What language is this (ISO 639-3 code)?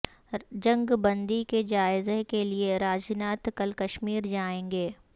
urd